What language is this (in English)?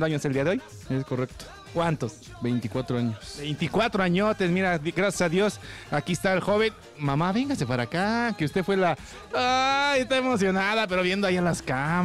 Spanish